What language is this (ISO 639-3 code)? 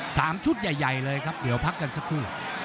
tha